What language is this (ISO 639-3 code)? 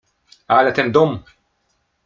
pol